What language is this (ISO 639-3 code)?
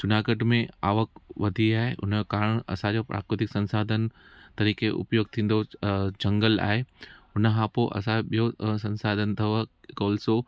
snd